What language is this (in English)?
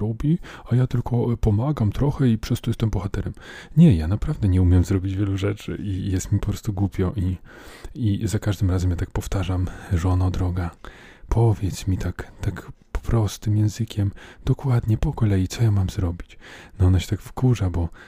Polish